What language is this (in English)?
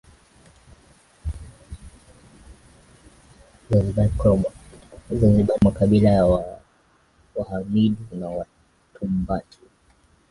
Swahili